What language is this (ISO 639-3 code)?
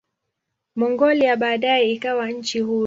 swa